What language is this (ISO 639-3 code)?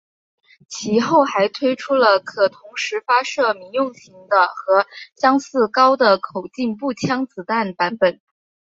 zho